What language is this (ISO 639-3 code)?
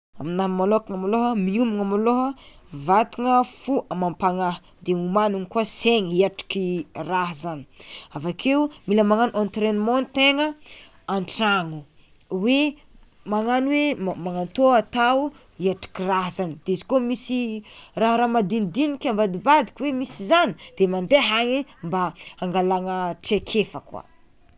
xmw